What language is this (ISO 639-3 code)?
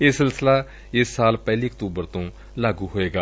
pan